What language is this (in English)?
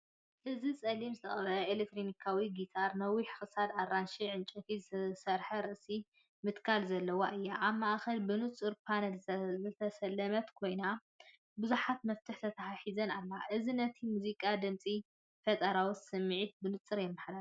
Tigrinya